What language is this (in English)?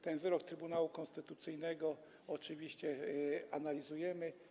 Polish